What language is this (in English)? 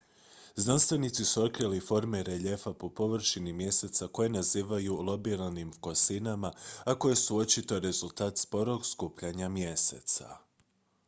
Croatian